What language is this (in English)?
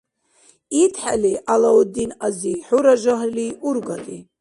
Dargwa